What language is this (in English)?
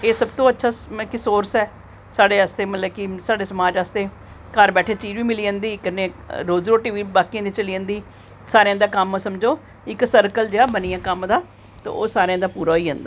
Dogri